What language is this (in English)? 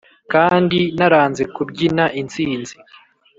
Kinyarwanda